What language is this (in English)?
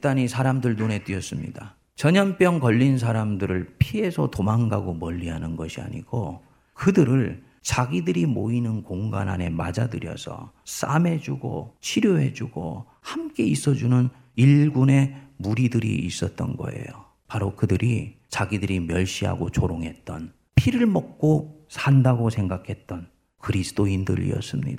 Korean